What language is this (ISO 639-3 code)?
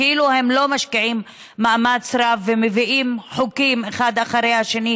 heb